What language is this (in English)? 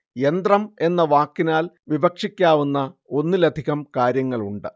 Malayalam